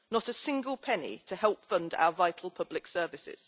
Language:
English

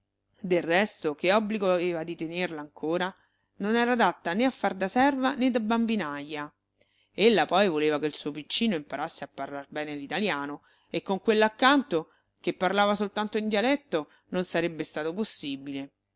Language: Italian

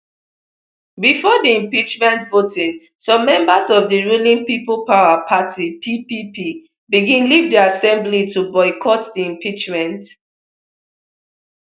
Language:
Nigerian Pidgin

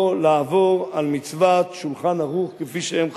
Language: Hebrew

